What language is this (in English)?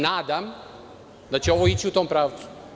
Serbian